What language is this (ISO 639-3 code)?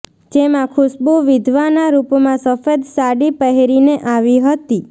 guj